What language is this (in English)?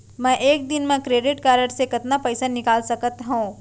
Chhattisgarhi